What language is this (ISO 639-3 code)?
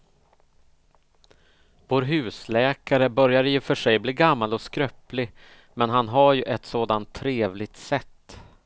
swe